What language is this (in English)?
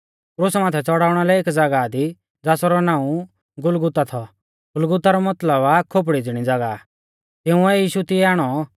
Mahasu Pahari